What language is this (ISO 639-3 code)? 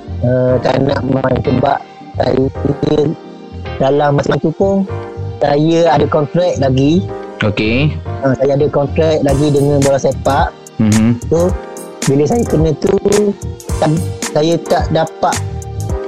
msa